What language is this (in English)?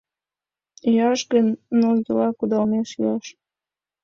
Mari